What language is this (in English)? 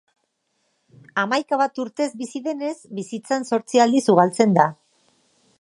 Basque